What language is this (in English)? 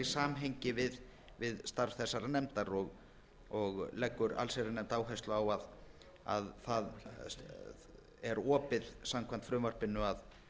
Icelandic